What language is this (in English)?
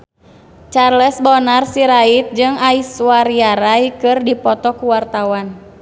Sundanese